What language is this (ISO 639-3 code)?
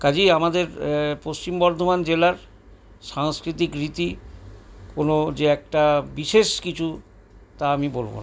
ben